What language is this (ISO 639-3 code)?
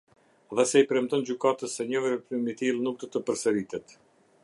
sqi